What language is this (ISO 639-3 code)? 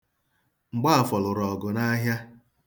ibo